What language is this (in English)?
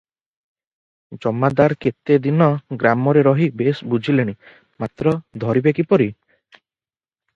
Odia